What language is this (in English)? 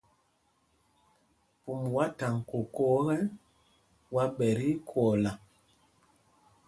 Mpumpong